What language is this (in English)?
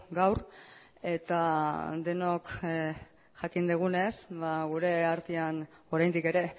Basque